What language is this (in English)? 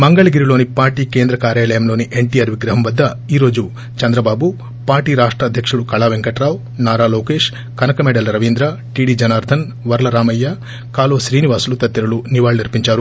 Telugu